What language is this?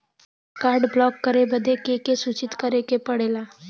Bhojpuri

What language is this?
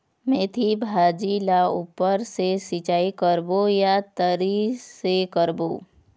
Chhattisgarhi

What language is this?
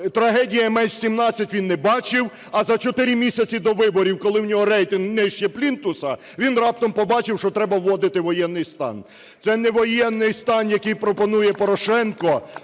Ukrainian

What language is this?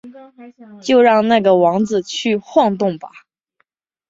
Chinese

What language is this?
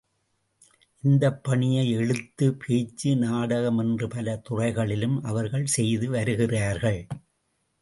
Tamil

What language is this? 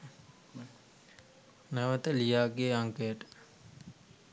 Sinhala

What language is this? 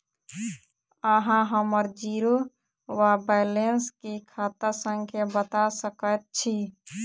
Maithili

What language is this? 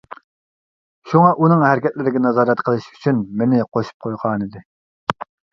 Uyghur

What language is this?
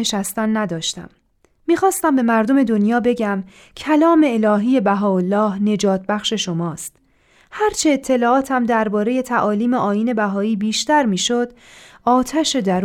Persian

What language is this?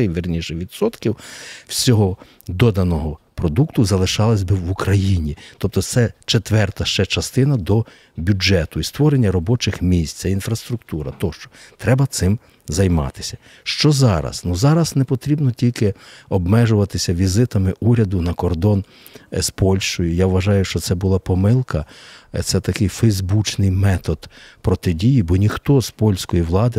Ukrainian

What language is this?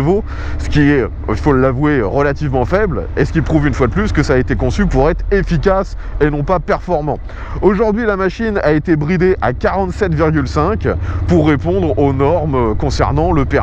French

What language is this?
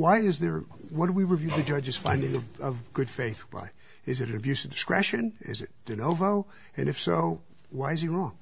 English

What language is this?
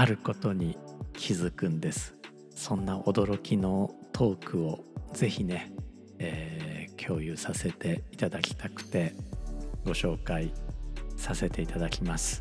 Japanese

